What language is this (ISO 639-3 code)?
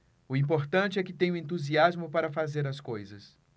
por